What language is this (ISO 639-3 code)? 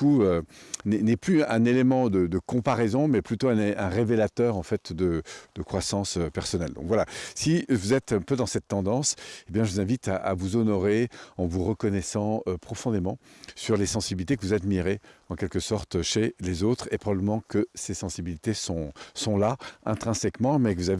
fra